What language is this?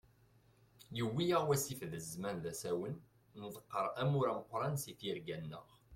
Kabyle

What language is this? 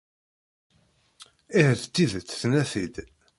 Kabyle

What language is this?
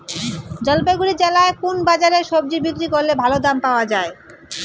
Bangla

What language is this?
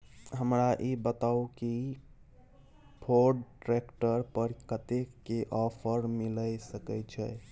Maithili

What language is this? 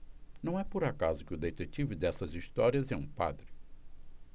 Portuguese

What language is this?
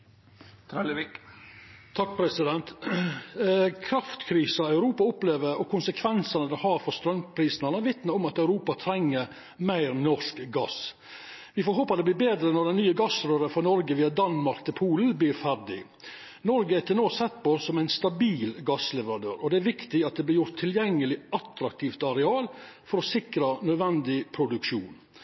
Norwegian Nynorsk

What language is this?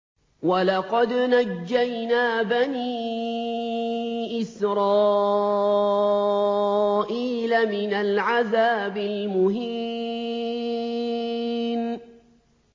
Arabic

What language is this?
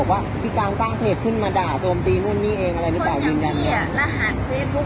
Thai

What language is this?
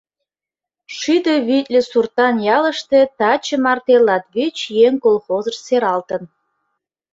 Mari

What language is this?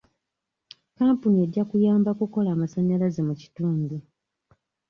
Ganda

